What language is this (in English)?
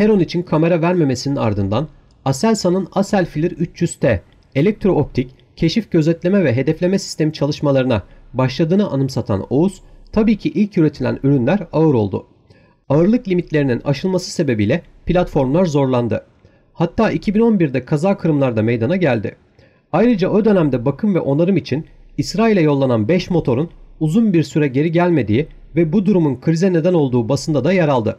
Turkish